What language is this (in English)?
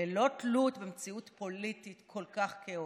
Hebrew